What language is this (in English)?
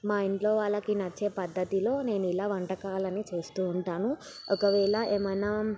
Telugu